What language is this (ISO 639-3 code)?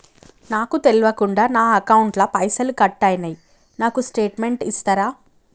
tel